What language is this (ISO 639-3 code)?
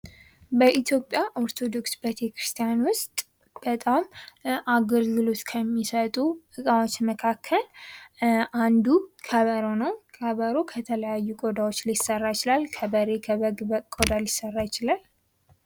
amh